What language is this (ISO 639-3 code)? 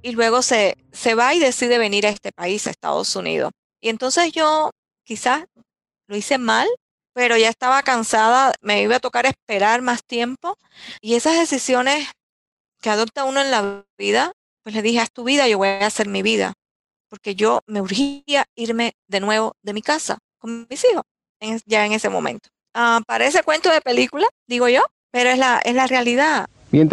spa